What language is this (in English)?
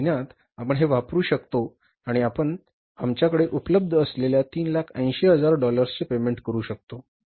Marathi